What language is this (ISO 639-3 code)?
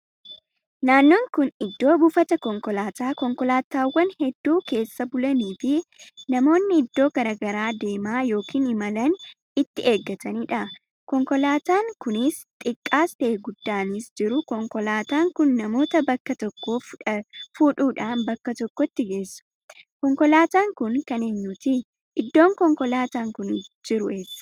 orm